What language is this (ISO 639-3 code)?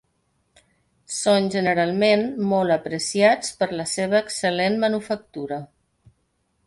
cat